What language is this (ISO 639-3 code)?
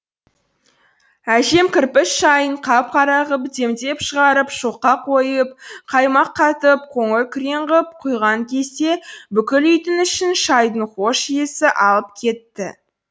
kaz